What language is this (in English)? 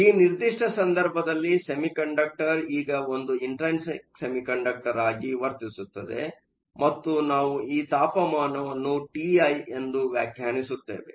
Kannada